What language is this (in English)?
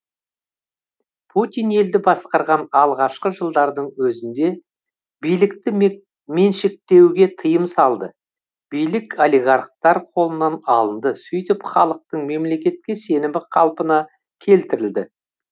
Kazakh